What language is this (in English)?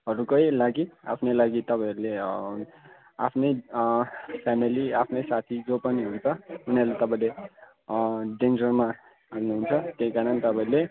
Nepali